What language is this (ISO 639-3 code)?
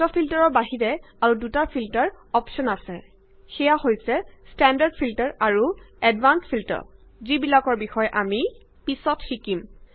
asm